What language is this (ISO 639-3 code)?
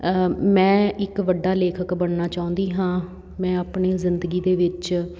pan